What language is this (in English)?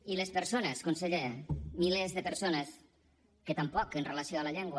Catalan